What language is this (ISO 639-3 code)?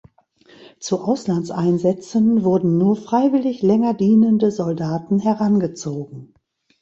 deu